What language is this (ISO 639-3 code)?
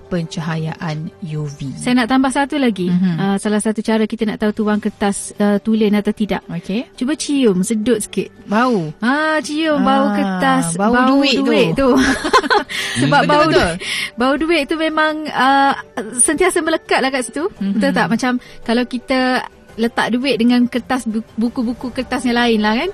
msa